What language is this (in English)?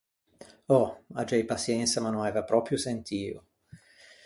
Ligurian